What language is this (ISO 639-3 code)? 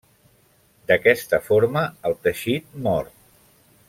cat